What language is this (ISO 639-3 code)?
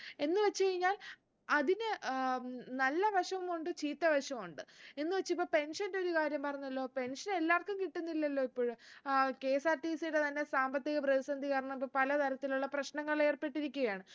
mal